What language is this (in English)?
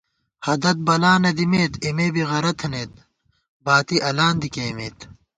Gawar-Bati